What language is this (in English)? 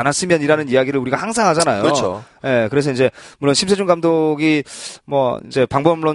Korean